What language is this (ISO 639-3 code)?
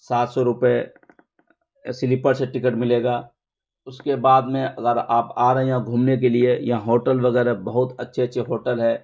urd